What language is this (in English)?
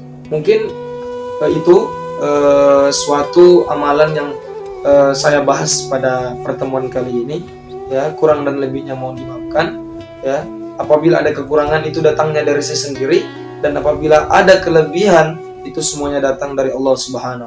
Indonesian